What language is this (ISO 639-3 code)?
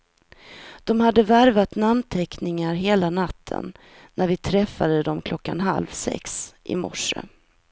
swe